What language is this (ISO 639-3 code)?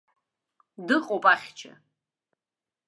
abk